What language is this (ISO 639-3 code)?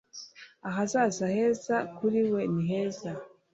kin